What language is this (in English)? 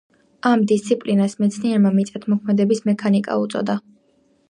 Georgian